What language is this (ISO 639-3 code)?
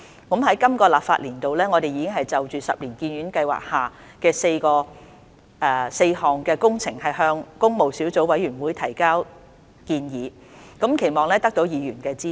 yue